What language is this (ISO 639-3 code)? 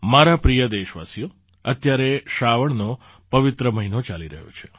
guj